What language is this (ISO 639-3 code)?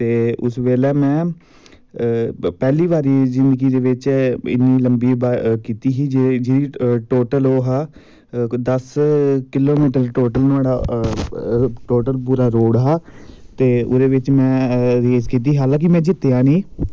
doi